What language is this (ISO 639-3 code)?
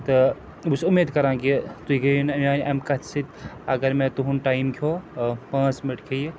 kas